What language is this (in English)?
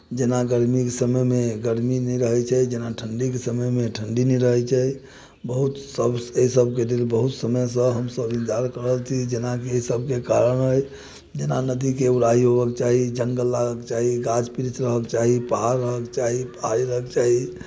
Maithili